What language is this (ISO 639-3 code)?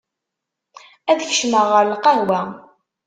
kab